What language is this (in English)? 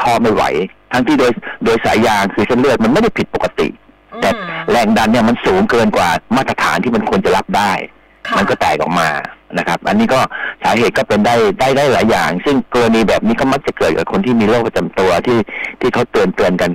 Thai